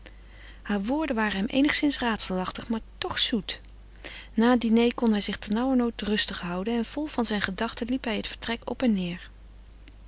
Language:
Dutch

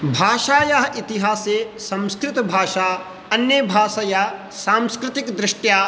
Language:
Sanskrit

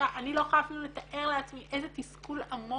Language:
Hebrew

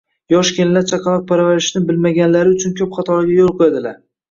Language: Uzbek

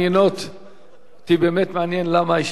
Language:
Hebrew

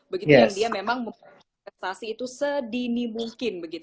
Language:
Indonesian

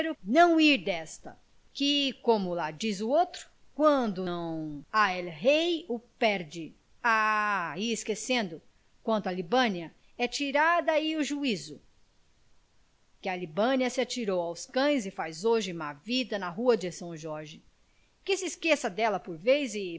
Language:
Portuguese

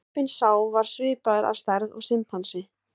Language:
Icelandic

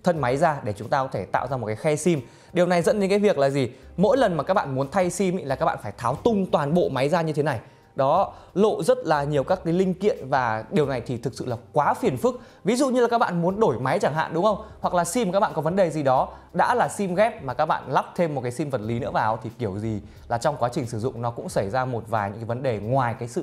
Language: Vietnamese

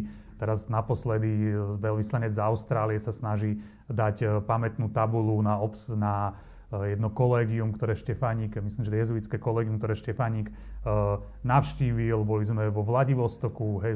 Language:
Slovak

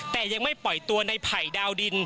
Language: Thai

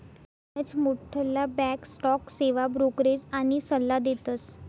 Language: Marathi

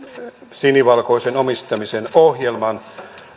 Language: Finnish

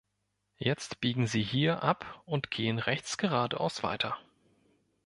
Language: German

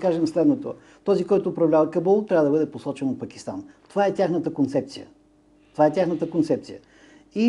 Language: Bulgarian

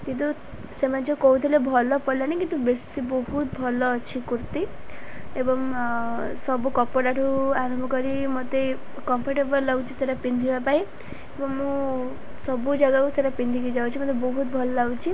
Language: Odia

